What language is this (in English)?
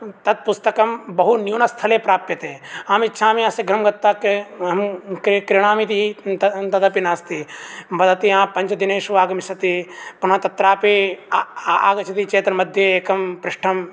Sanskrit